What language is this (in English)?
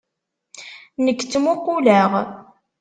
Kabyle